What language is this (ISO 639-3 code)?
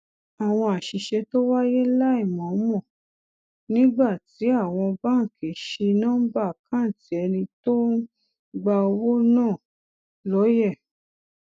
yor